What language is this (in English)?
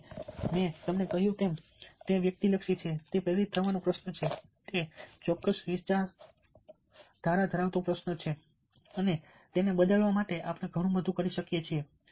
Gujarati